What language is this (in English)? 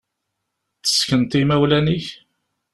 Kabyle